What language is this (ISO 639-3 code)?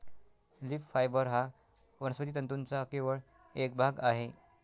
mar